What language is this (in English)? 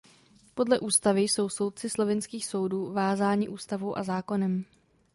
Czech